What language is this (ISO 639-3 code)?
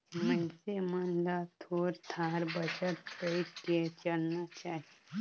hne